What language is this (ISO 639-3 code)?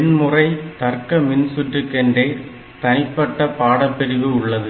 tam